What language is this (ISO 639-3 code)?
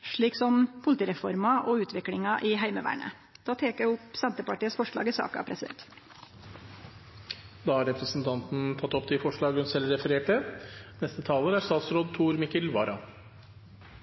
nor